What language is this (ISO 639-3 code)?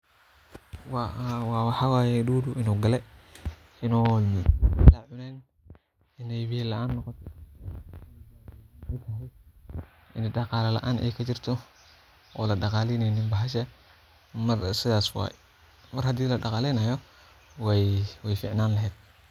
som